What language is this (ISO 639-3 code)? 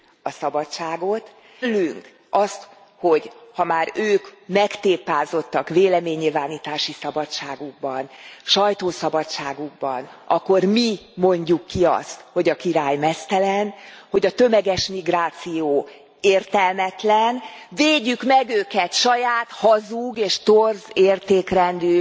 hun